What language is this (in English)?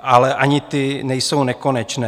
Czech